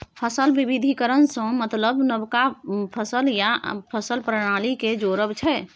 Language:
Maithili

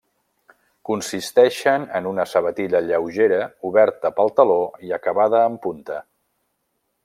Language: Catalan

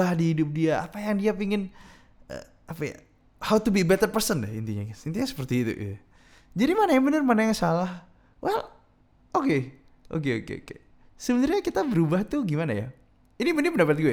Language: Indonesian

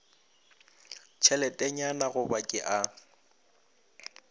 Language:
Northern Sotho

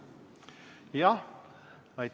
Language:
Estonian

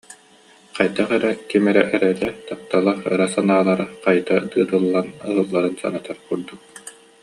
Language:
Yakut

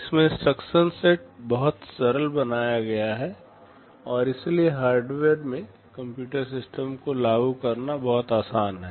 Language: Hindi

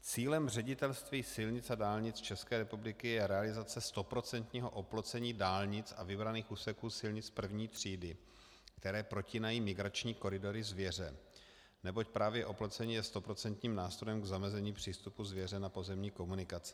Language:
Czech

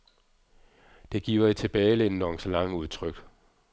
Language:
Danish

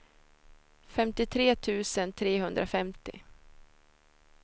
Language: Swedish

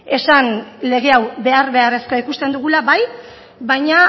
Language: Basque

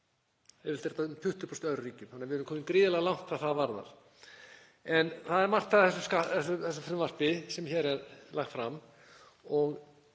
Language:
Icelandic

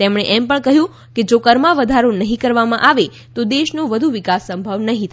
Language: Gujarati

